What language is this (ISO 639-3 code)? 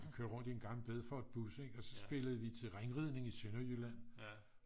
dan